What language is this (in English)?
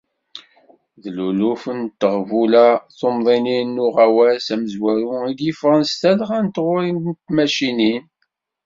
Kabyle